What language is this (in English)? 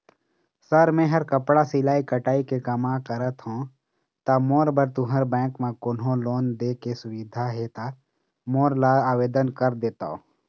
Chhattisgarhi